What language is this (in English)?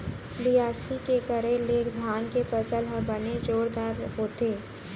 Chhattisgarhi